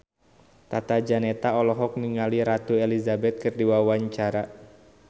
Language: Sundanese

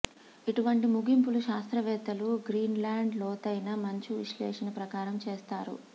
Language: Telugu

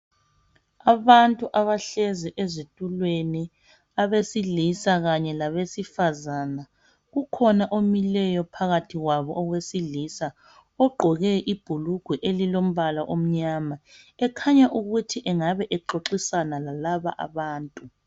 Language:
North Ndebele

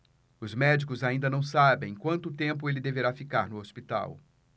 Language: Portuguese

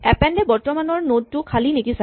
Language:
Assamese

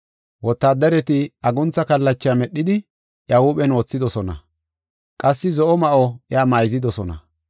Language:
Gofa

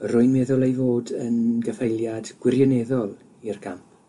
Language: Welsh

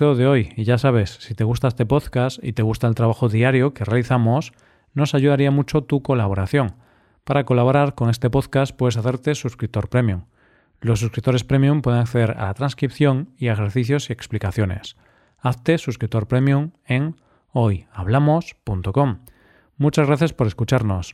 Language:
Spanish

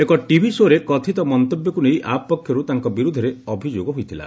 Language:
Odia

